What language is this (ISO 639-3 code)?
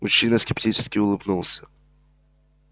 rus